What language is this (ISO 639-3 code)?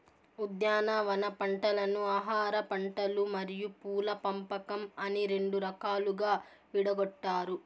tel